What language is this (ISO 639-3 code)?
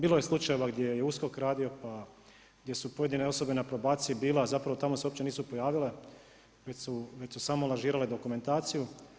hrv